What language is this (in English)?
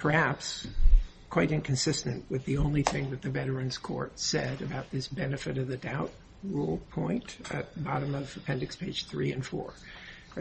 English